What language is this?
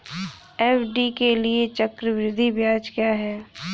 Hindi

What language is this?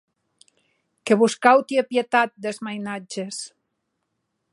Occitan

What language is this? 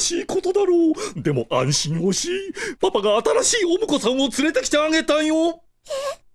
Japanese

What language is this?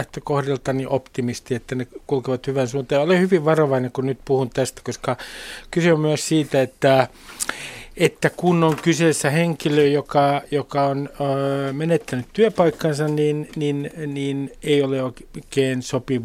Finnish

